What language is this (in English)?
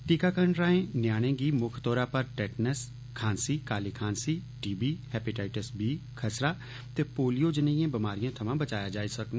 Dogri